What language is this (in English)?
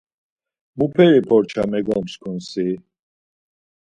Laz